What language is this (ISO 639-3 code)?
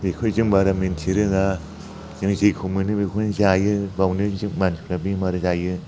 brx